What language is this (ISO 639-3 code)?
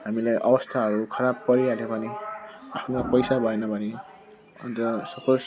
nep